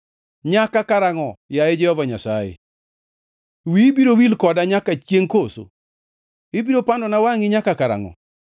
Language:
Luo (Kenya and Tanzania)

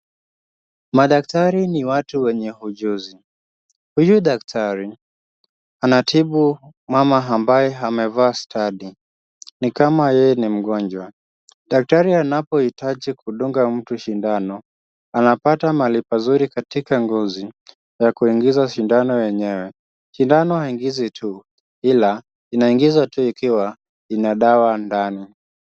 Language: Swahili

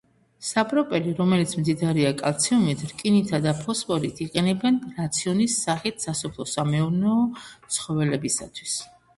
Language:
Georgian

